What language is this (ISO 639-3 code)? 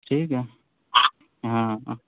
urd